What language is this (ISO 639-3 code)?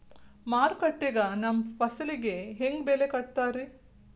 kan